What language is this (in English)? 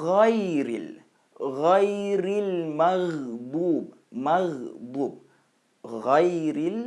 Malay